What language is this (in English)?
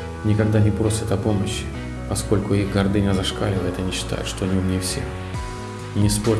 Russian